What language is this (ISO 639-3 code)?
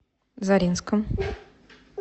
rus